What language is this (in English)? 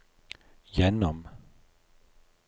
Norwegian